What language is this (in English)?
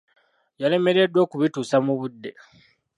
Ganda